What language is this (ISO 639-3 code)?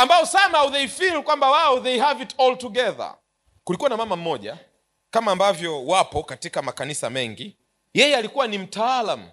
swa